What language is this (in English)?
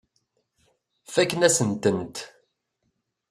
Kabyle